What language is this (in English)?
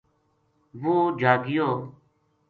Gujari